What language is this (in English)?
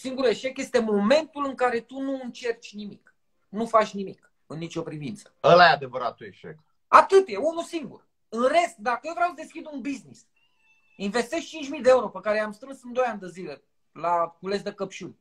Romanian